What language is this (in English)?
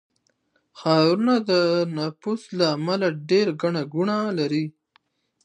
Pashto